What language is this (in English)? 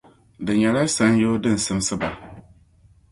Dagbani